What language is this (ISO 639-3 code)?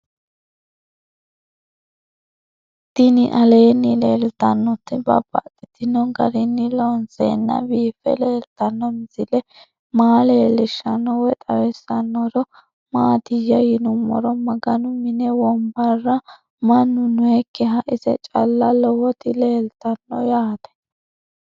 sid